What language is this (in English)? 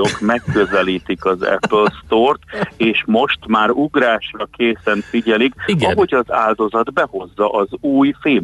Hungarian